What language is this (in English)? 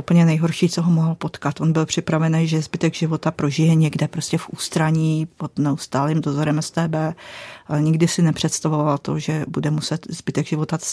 Czech